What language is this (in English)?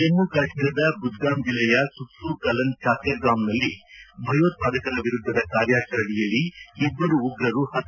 Kannada